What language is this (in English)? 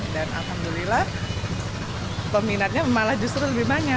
Indonesian